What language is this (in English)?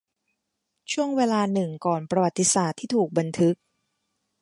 Thai